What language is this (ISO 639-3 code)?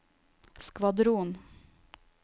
nor